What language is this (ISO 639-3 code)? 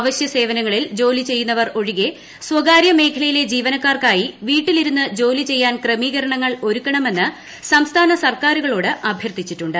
mal